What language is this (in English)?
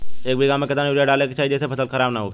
Bhojpuri